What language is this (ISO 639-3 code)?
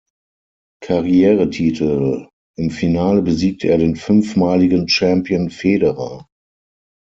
deu